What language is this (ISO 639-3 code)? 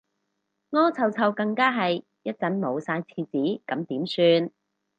yue